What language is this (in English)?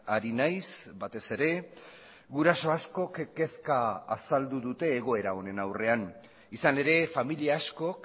Basque